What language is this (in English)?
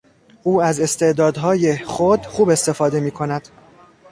Persian